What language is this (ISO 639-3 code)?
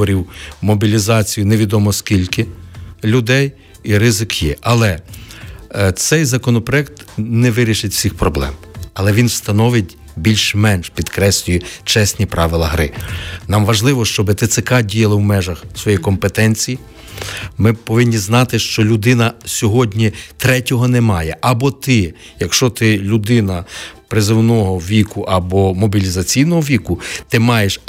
ukr